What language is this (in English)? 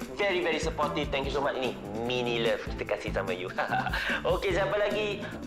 Malay